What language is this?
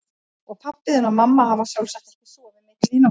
Icelandic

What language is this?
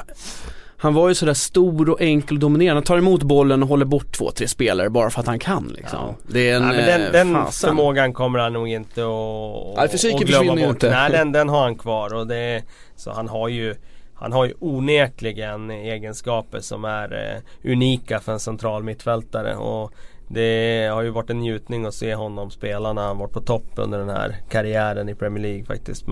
Swedish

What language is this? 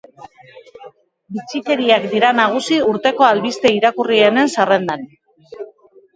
Basque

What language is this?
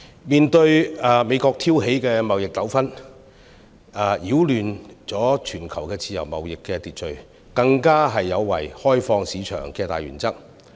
Cantonese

